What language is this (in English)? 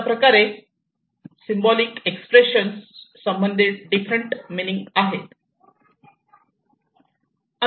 Marathi